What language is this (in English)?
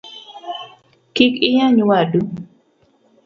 Luo (Kenya and Tanzania)